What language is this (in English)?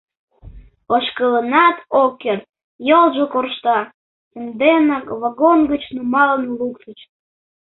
Mari